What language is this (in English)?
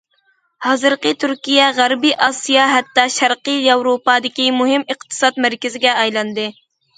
Uyghur